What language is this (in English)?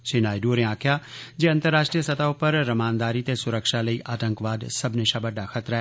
Dogri